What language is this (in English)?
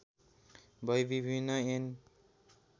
Nepali